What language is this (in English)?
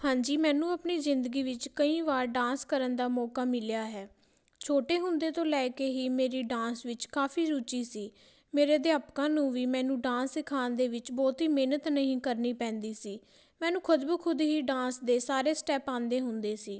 Punjabi